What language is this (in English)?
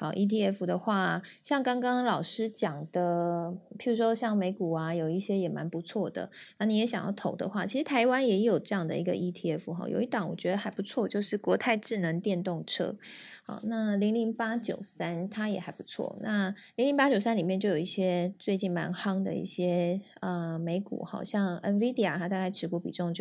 Chinese